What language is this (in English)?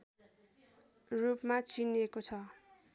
Nepali